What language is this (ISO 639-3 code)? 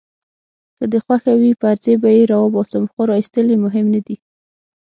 pus